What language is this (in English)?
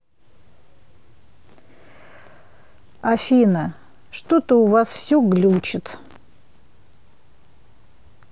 Russian